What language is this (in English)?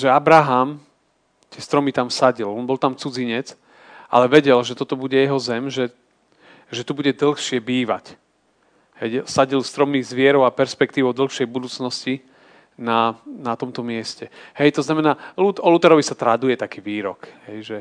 Slovak